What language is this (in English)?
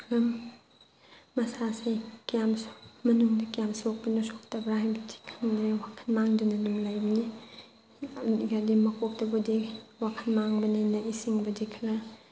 Manipuri